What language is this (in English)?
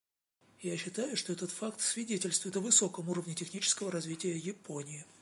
Russian